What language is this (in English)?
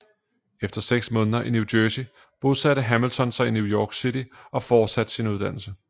Danish